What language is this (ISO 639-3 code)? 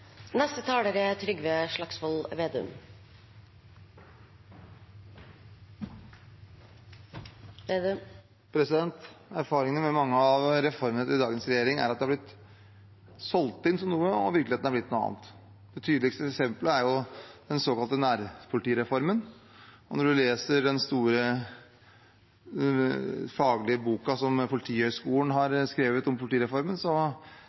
nob